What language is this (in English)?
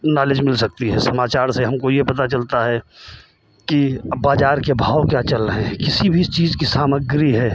Hindi